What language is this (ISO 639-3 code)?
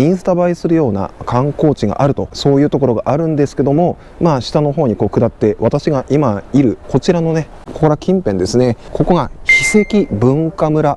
jpn